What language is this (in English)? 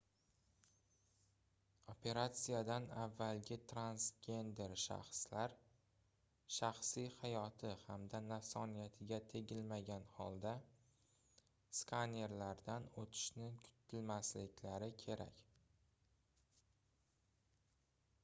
Uzbek